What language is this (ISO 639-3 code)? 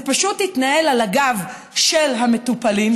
heb